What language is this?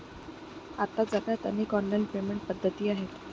Marathi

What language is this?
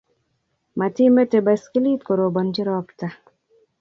Kalenjin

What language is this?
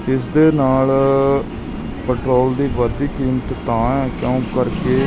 Punjabi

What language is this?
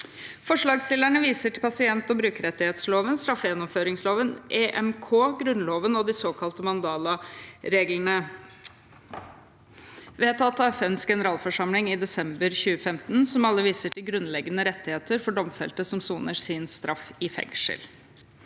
Norwegian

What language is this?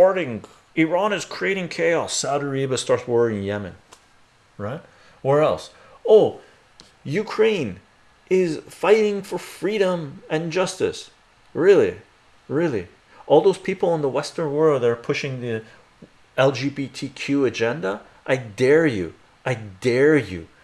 English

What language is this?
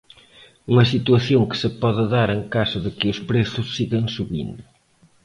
Galician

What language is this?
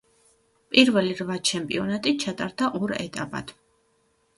Georgian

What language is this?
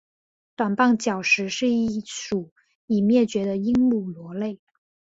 Chinese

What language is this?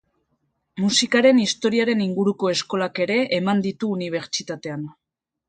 Basque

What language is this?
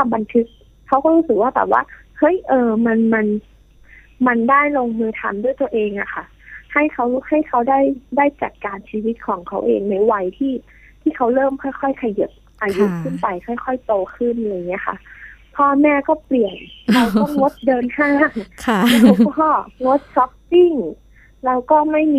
Thai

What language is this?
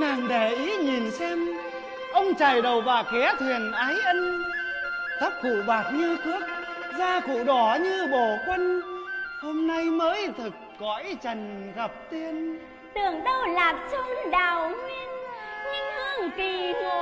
Vietnamese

